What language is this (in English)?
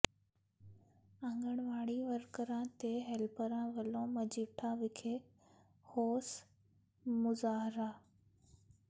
Punjabi